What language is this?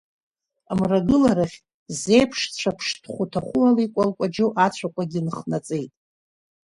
Abkhazian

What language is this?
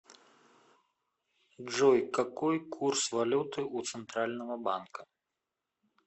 Russian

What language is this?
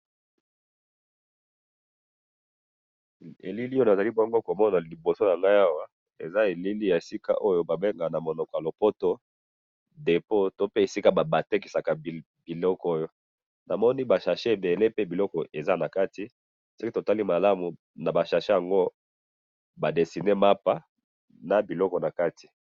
Lingala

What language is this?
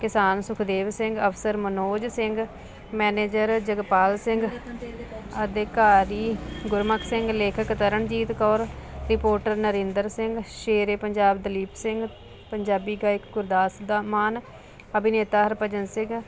Punjabi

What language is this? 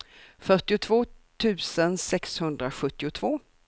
Swedish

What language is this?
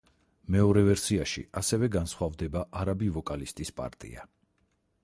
Georgian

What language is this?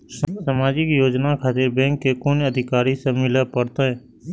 Maithili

